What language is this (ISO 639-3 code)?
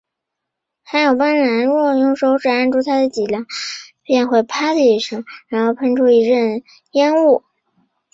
zho